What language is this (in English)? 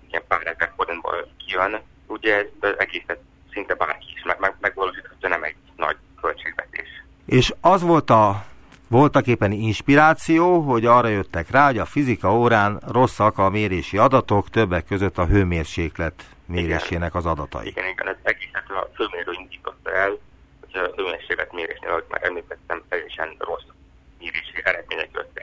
Hungarian